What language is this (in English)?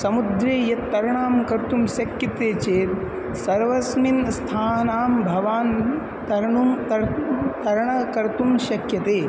Sanskrit